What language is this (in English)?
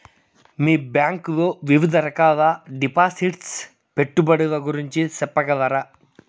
Telugu